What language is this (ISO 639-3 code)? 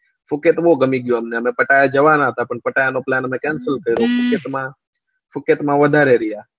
guj